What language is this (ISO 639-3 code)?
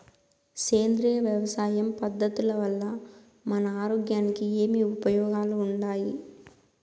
tel